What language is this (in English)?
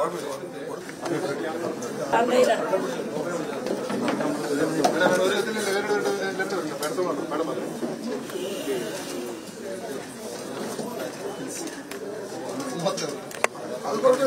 Malayalam